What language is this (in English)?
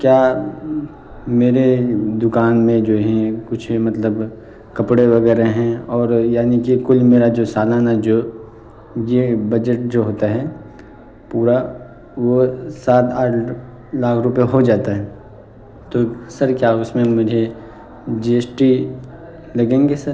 Urdu